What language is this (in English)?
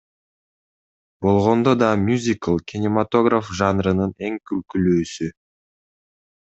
Kyrgyz